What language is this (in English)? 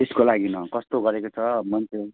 Nepali